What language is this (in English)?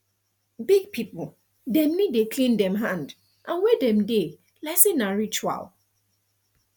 Nigerian Pidgin